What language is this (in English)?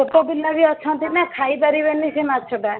Odia